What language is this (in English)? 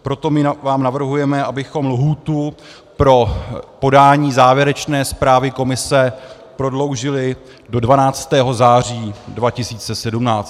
Czech